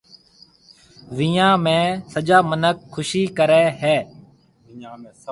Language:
Marwari (Pakistan)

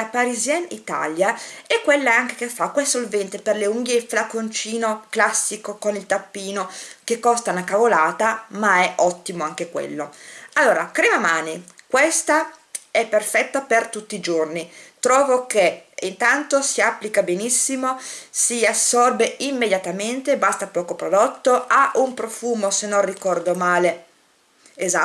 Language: Italian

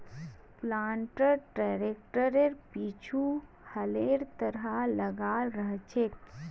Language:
Magahi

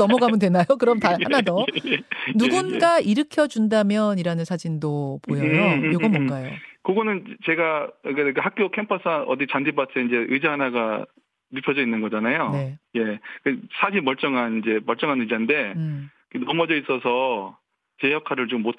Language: Korean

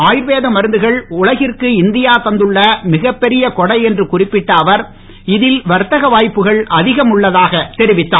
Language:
Tamil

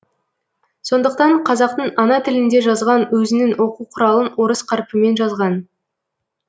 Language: Kazakh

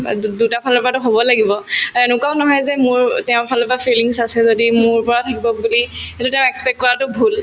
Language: Assamese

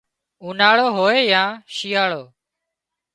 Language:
Wadiyara Koli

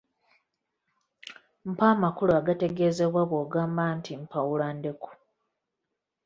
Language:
Ganda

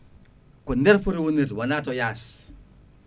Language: Fula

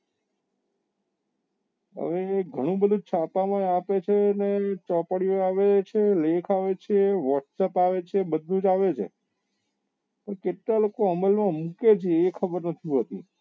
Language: Gujarati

